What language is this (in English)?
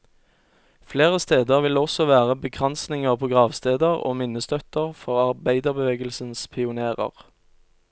Norwegian